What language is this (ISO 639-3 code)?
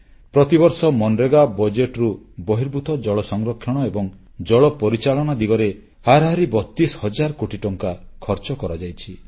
ori